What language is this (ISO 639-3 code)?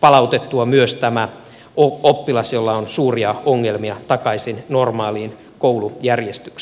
fin